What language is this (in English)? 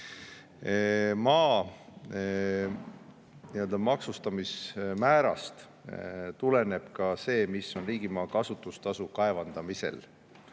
Estonian